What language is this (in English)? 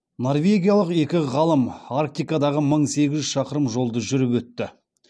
Kazakh